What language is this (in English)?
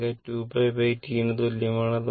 Malayalam